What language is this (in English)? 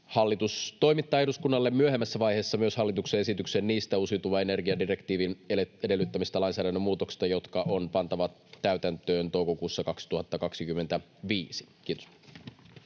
Finnish